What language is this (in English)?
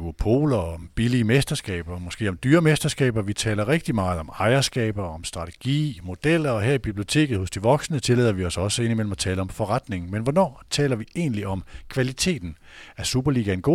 Danish